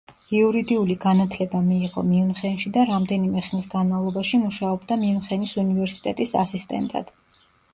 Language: Georgian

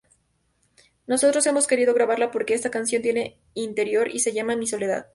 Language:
Spanish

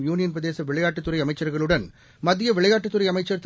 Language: Tamil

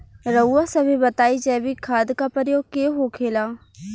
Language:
Bhojpuri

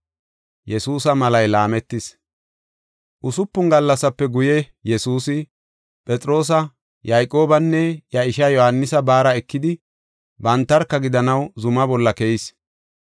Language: Gofa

